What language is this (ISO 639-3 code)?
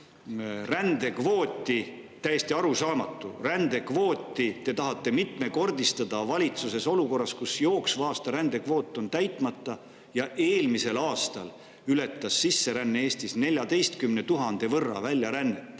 est